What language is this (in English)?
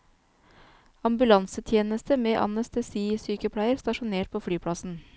Norwegian